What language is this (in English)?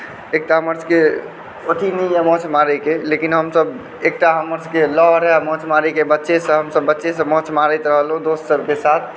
Maithili